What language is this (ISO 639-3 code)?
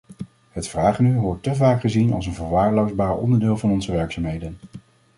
nld